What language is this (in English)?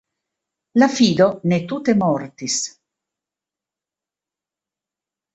Esperanto